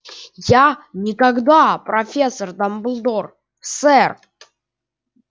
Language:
Russian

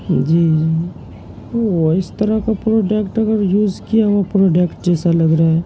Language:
Urdu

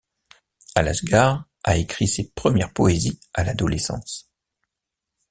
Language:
French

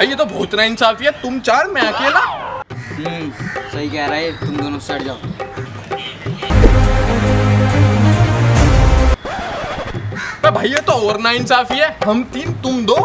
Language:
Dutch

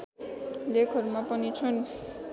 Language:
Nepali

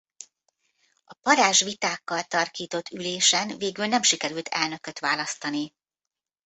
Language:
Hungarian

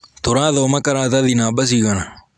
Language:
Kikuyu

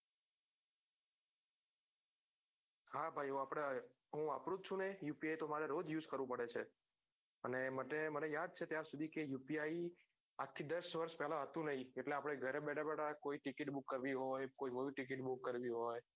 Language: Gujarati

